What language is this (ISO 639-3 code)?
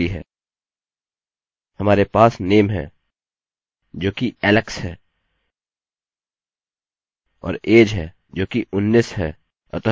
hin